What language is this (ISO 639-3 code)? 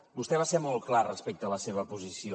cat